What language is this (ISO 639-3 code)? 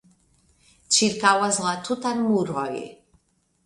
epo